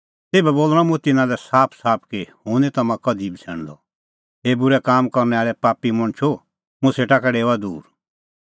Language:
Kullu Pahari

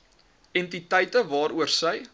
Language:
Afrikaans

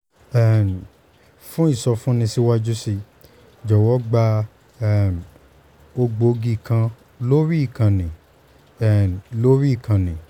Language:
Yoruba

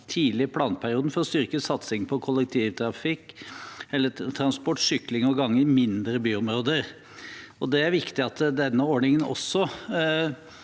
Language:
Norwegian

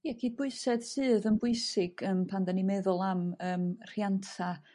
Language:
Welsh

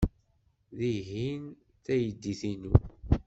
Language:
Kabyle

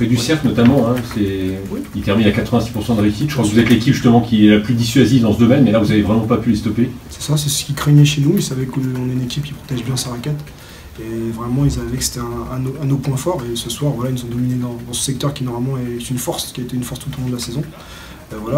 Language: French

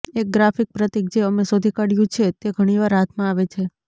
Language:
Gujarati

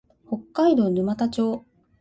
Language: Japanese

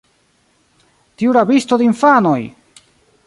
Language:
Esperanto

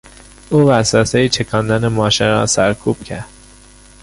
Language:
Persian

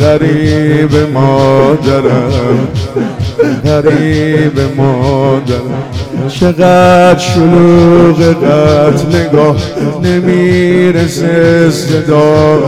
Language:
Persian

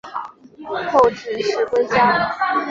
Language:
Chinese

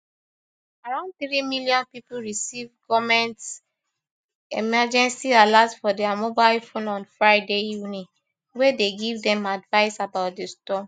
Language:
Nigerian Pidgin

